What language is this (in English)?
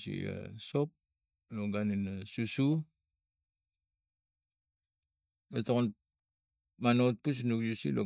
Tigak